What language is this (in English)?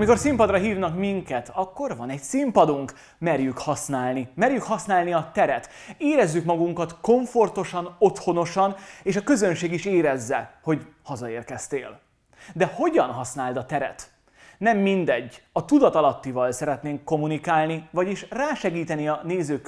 Hungarian